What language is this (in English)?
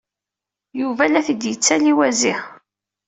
Kabyle